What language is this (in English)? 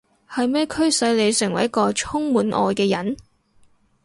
Cantonese